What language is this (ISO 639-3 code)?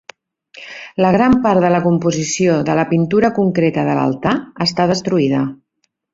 cat